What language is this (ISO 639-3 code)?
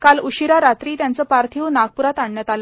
mar